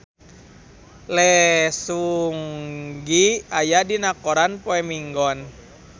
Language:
Sundanese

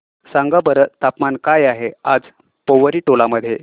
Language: Marathi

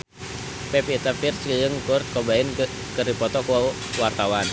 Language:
Sundanese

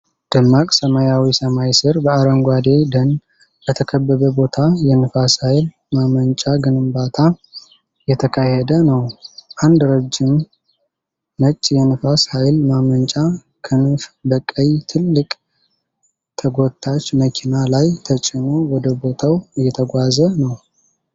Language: Amharic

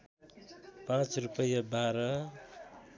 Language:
Nepali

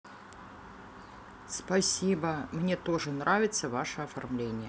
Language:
Russian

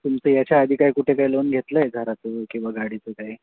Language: Marathi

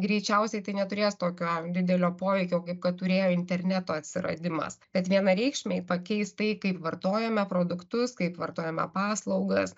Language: Lithuanian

